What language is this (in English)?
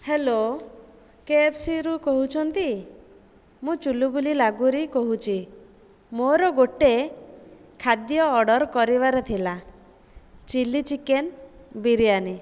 Odia